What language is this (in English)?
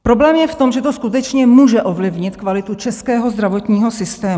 Czech